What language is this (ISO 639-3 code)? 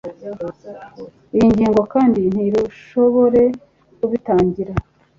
kin